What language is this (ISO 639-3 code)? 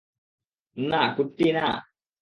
ben